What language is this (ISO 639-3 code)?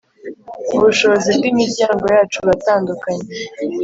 kin